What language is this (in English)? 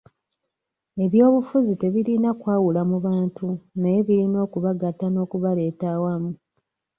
Ganda